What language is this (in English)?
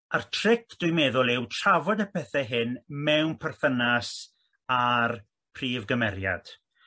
Welsh